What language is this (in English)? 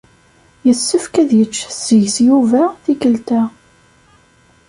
Kabyle